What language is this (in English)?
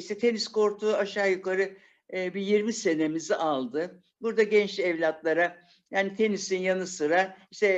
Turkish